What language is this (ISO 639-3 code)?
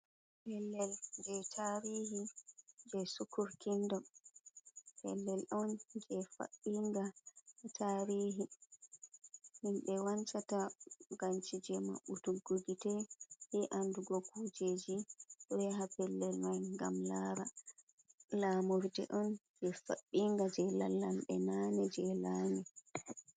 ful